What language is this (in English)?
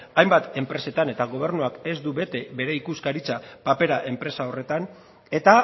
Basque